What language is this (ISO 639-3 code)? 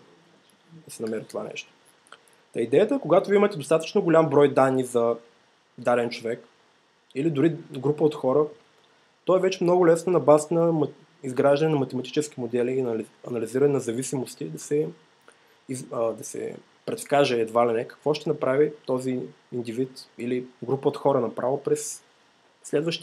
bul